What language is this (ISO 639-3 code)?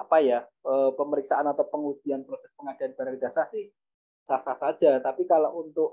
ind